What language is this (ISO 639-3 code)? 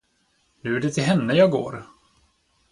swe